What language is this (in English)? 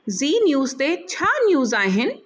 Sindhi